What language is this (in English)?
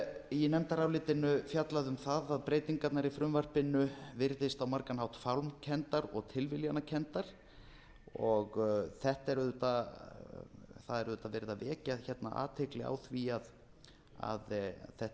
Icelandic